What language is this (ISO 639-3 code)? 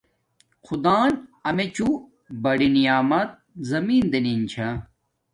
dmk